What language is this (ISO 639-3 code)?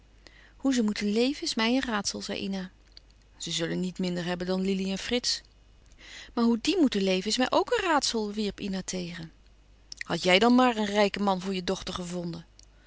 nld